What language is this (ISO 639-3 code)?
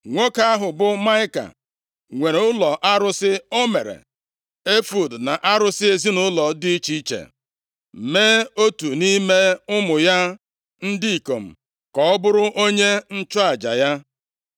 ibo